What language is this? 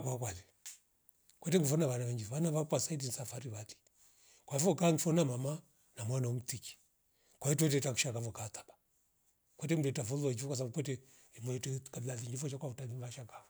Rombo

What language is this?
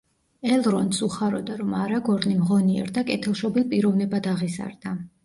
Georgian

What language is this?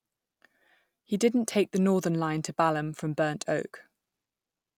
English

